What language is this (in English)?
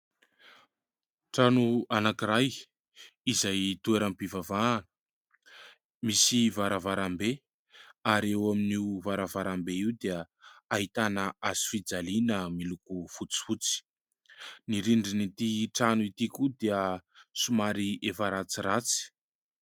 Malagasy